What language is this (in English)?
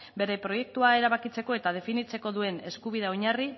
Basque